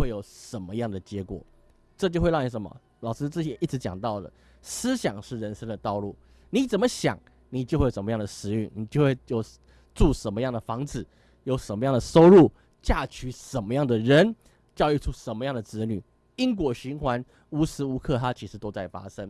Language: Chinese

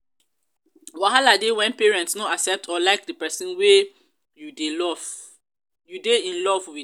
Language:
Nigerian Pidgin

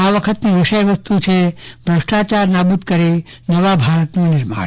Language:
Gujarati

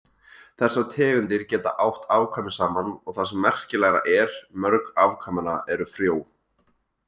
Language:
Icelandic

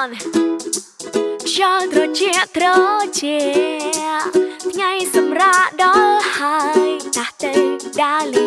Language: Chinese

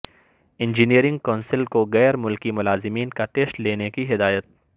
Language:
Urdu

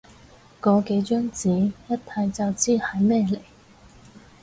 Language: Cantonese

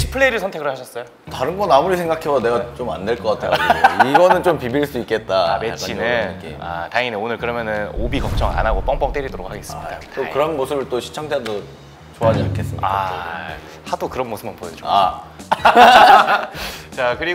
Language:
Korean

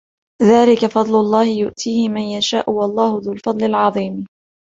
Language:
Arabic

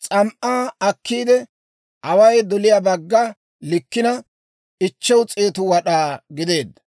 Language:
Dawro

